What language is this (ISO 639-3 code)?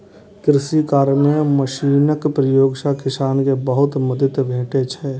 mai